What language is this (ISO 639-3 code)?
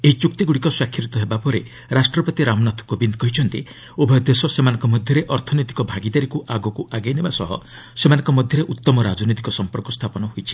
ori